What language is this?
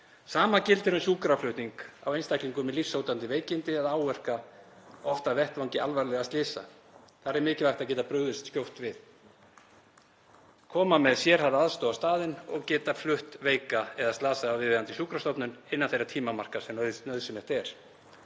Icelandic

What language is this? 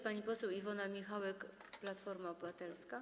Polish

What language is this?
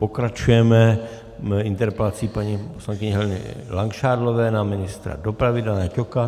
Czech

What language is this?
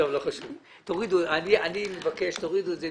Hebrew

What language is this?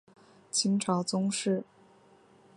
Chinese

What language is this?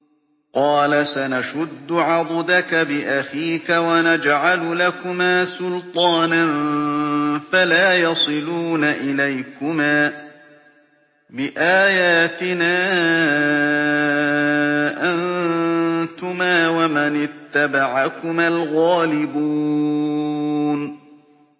Arabic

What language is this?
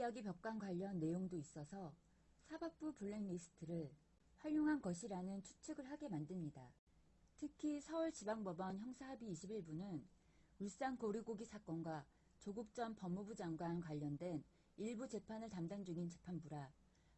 Korean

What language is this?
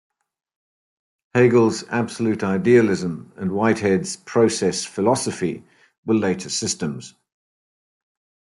English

